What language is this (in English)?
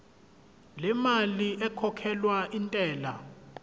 Zulu